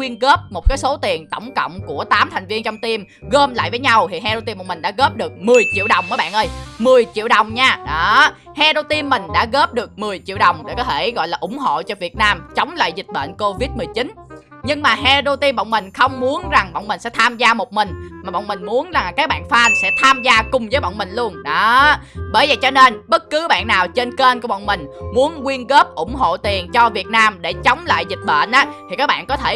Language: Vietnamese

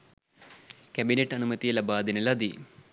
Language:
Sinhala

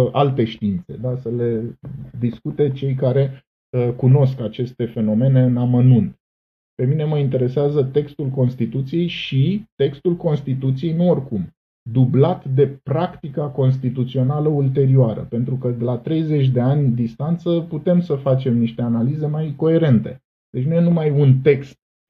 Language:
Romanian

